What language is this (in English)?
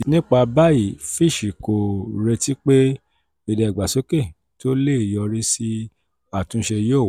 Yoruba